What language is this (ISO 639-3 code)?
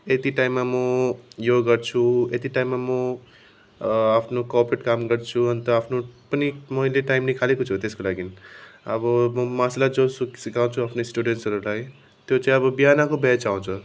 nep